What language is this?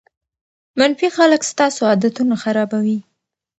Pashto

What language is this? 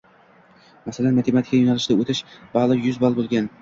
Uzbek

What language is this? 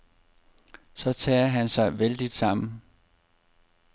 Danish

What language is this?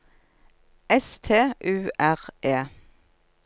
Norwegian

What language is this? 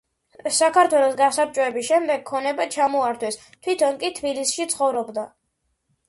Georgian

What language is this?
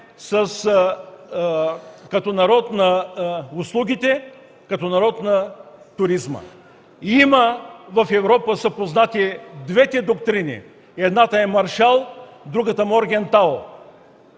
Bulgarian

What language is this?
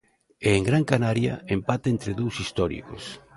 Galician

